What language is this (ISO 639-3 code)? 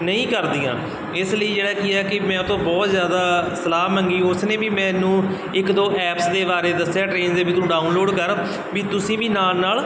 pan